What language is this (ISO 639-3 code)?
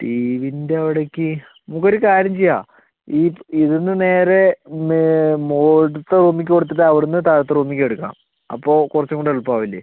mal